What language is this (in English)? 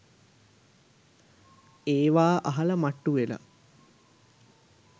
Sinhala